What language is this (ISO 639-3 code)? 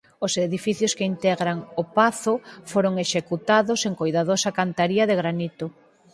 glg